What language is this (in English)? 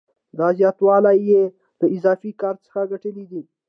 Pashto